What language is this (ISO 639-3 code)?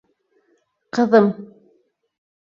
bak